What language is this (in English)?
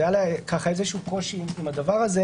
Hebrew